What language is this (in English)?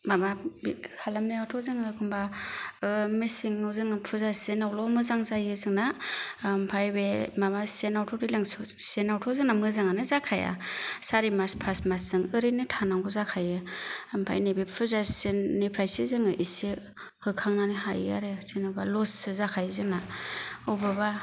Bodo